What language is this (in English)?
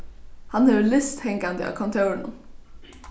Faroese